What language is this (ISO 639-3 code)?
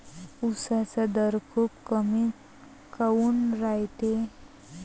mar